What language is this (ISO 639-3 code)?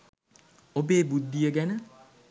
sin